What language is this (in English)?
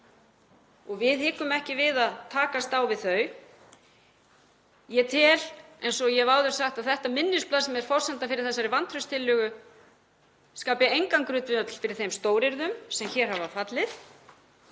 Icelandic